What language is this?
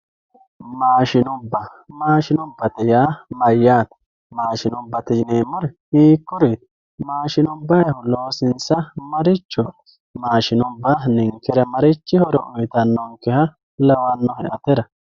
Sidamo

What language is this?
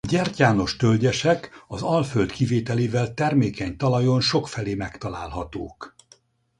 Hungarian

